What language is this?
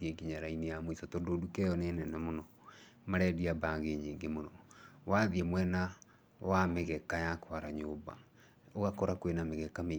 Kikuyu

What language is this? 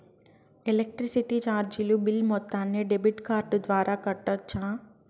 Telugu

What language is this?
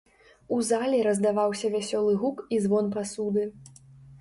Belarusian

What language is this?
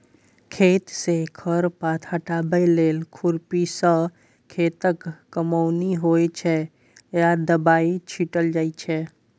Maithili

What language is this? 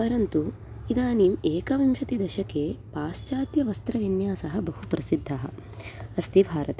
Sanskrit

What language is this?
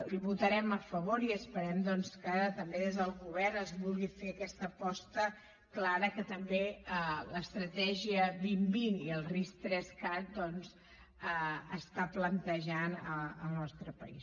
Catalan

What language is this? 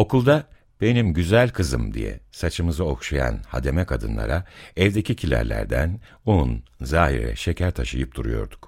Turkish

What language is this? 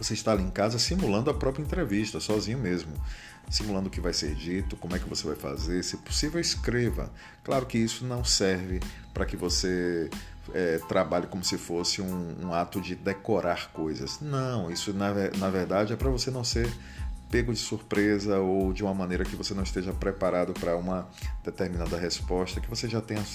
Portuguese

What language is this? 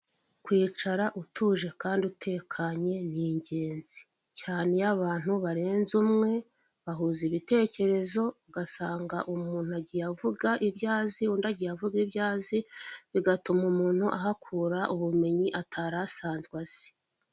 Kinyarwanda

